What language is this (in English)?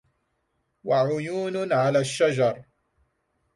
Arabic